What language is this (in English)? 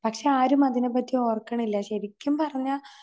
Malayalam